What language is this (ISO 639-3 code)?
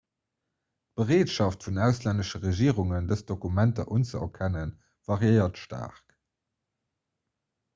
ltz